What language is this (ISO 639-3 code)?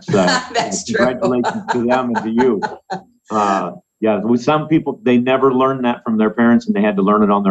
eng